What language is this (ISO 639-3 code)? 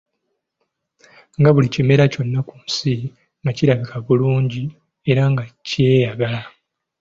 lug